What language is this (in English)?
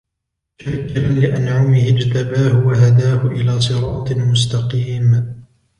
Arabic